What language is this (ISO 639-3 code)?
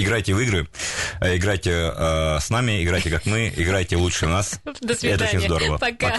rus